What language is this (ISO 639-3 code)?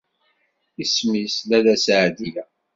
kab